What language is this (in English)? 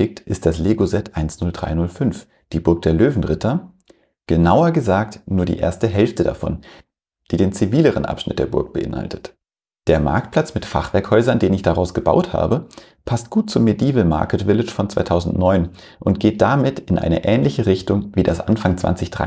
German